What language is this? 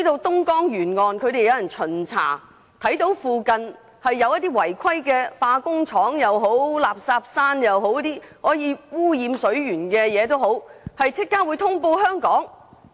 Cantonese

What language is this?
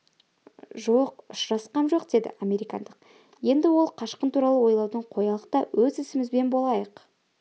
Kazakh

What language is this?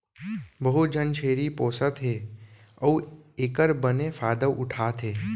Chhattisgarhi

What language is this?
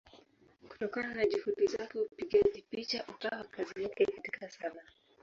Swahili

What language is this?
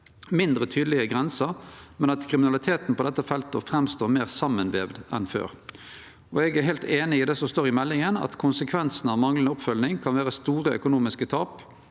Norwegian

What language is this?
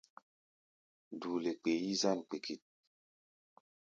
Gbaya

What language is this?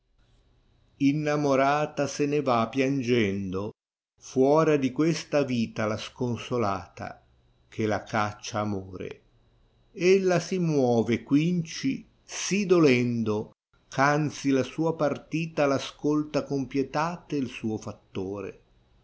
Italian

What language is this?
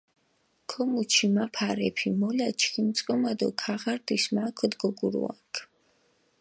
Mingrelian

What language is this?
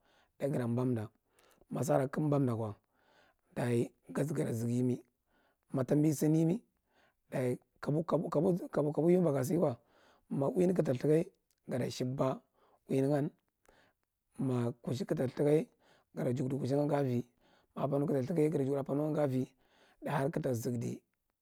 Marghi Central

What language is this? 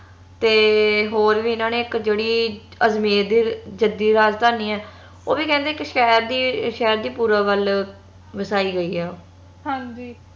Punjabi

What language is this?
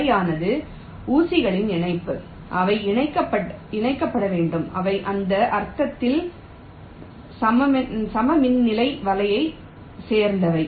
Tamil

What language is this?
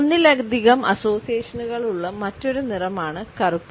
Malayalam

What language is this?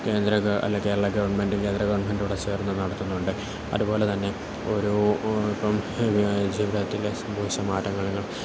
Malayalam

